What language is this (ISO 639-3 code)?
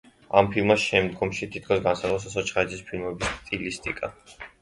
kat